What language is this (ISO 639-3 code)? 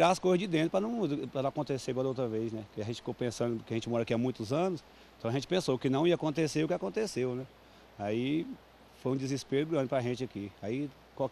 por